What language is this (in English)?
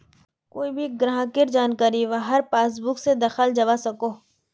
Magahi